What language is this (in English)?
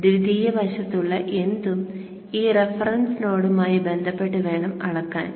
Malayalam